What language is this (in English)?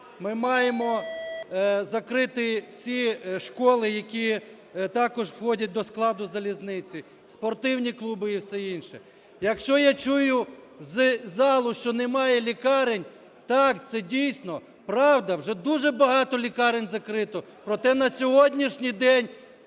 Ukrainian